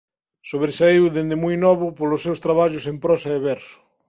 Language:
Galician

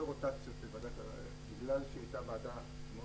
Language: Hebrew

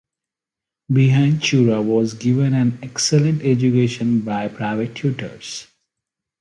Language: English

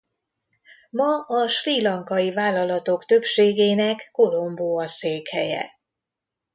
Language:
Hungarian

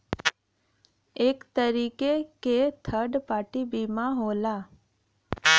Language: Bhojpuri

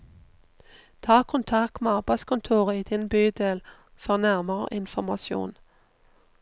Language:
Norwegian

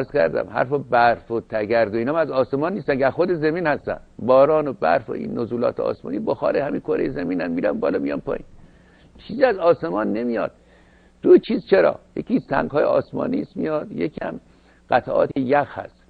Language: Persian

